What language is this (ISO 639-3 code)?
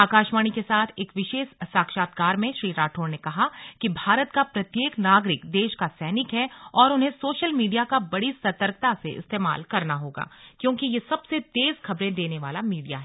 hin